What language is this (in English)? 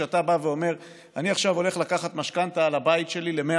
Hebrew